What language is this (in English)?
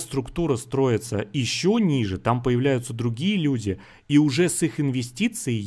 Russian